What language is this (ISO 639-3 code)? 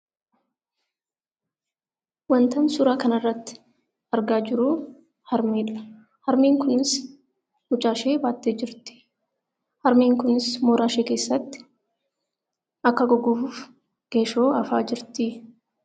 orm